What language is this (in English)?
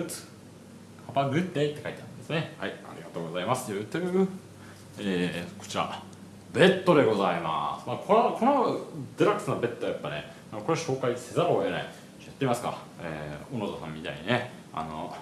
Japanese